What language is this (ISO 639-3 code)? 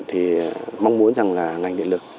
vie